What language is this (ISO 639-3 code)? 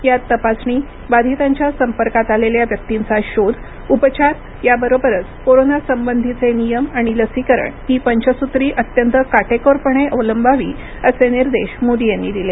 mar